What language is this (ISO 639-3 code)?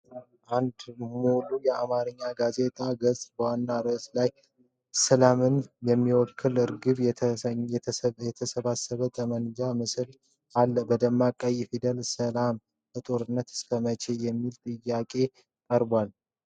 amh